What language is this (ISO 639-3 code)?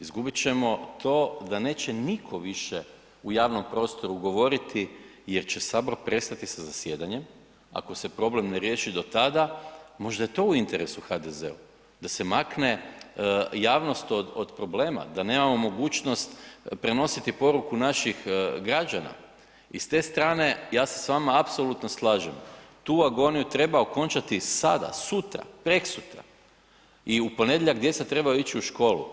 hrv